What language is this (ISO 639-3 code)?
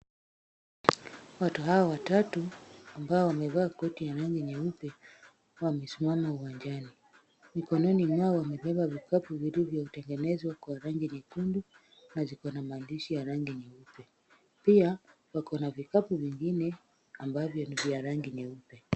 swa